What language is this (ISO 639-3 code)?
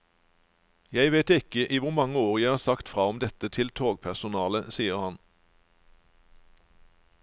nor